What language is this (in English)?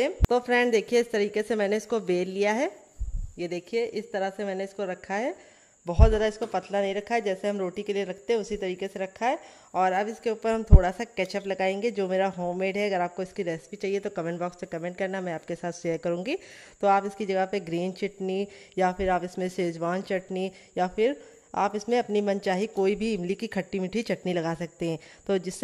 Hindi